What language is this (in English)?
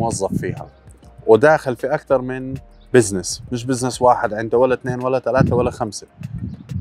Arabic